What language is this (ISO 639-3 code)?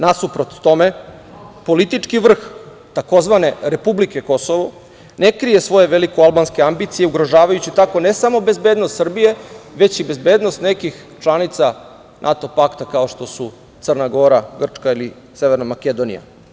srp